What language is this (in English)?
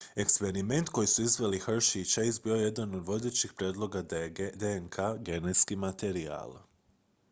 Croatian